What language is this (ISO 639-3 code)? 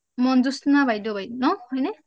asm